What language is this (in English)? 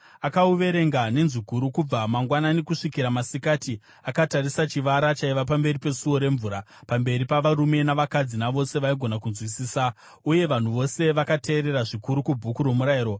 Shona